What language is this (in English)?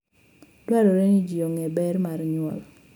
Luo (Kenya and Tanzania)